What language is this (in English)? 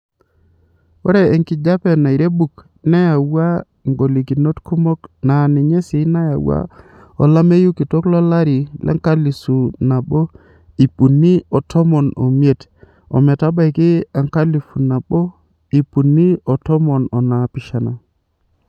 Masai